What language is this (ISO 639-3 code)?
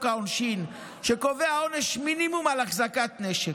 heb